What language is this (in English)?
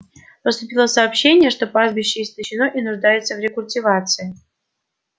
Russian